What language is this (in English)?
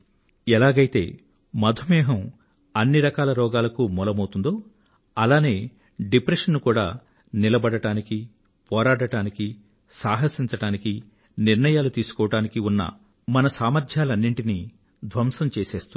Telugu